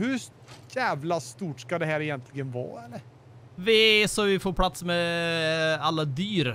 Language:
Swedish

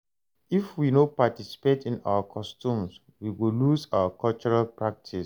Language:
Nigerian Pidgin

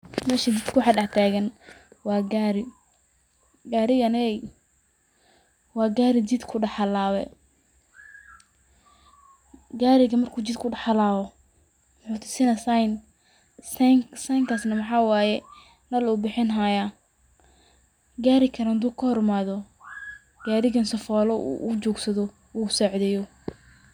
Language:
Somali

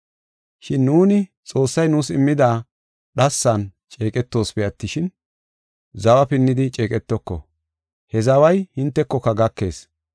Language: Gofa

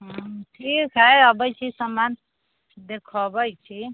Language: Maithili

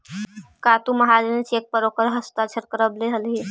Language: Magahi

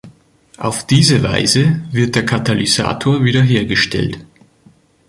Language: German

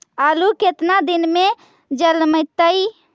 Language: Magahi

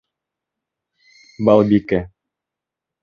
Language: Bashkir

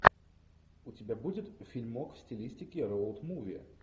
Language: Russian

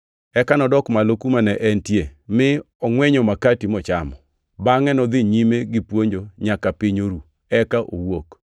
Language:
Luo (Kenya and Tanzania)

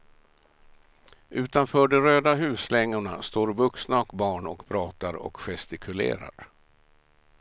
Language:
Swedish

